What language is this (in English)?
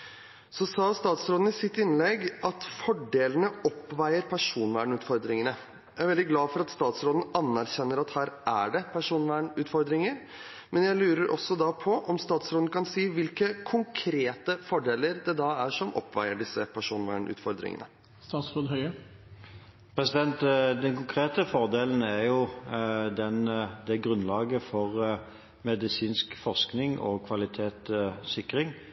Norwegian Bokmål